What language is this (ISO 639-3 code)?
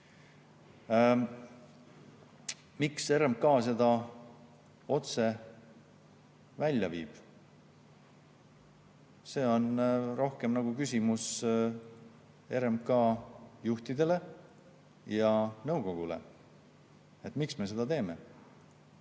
est